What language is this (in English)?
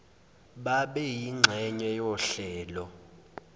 Zulu